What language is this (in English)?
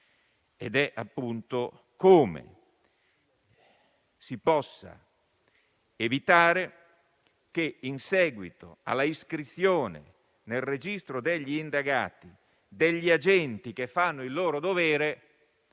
Italian